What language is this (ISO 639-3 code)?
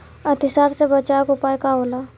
bho